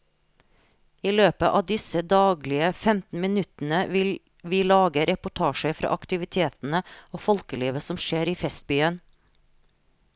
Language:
Norwegian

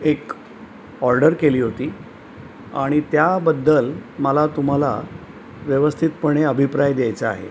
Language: Marathi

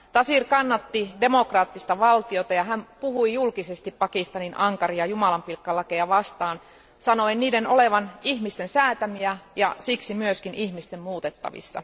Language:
Finnish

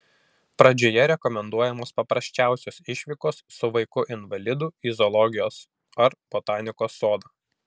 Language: Lithuanian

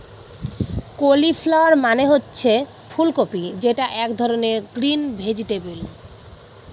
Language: Bangla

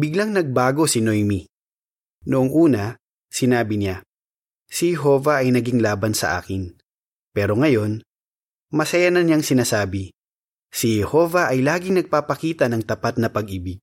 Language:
Filipino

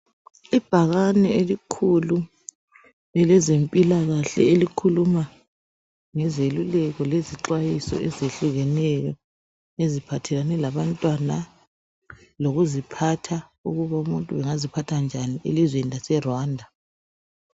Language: North Ndebele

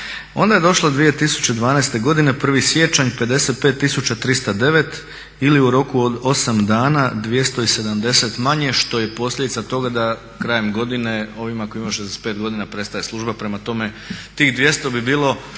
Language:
Croatian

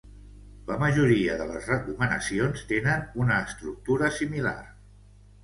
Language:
Catalan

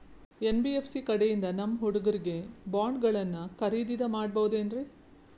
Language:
Kannada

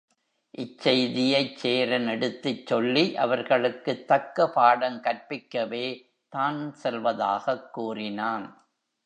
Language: Tamil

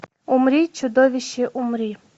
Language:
Russian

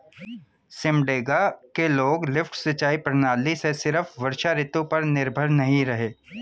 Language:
Hindi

